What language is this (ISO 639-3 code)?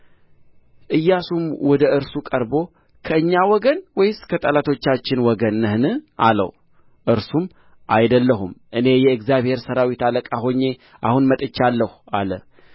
amh